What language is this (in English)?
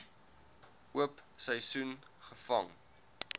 Afrikaans